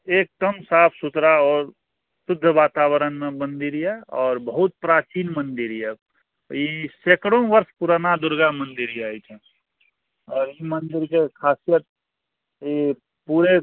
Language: Maithili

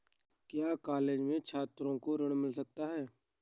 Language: Hindi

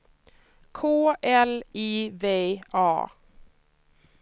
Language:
Swedish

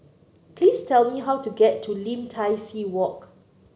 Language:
English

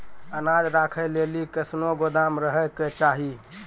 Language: Maithili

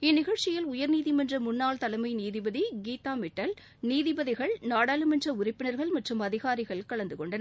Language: Tamil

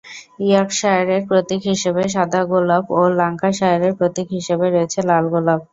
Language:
Bangla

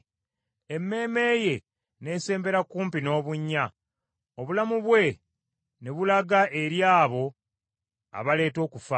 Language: Ganda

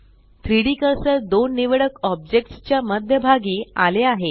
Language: Marathi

